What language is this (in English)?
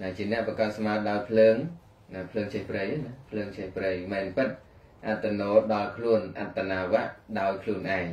Vietnamese